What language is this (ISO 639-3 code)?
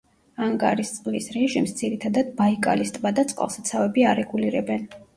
kat